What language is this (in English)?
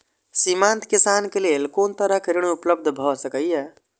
Maithili